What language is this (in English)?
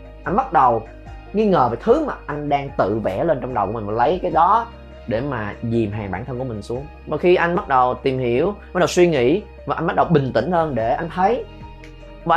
Vietnamese